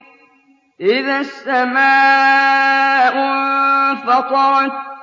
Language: Arabic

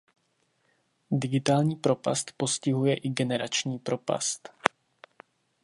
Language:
Czech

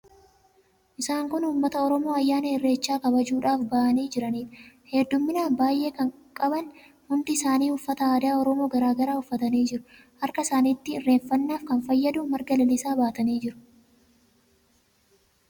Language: Oromo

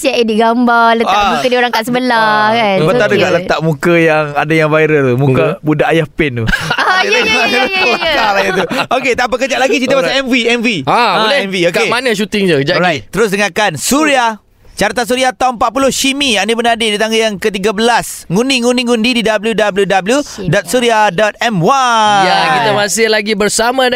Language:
Malay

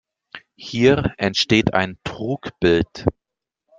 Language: German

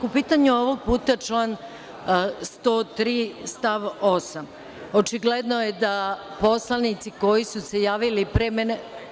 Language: Serbian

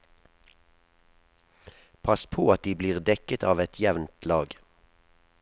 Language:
Norwegian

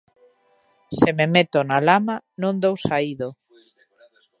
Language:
Galician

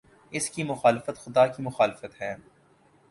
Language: Urdu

